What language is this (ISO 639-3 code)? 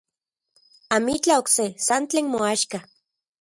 ncx